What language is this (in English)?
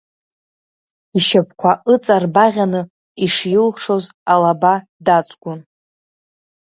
Abkhazian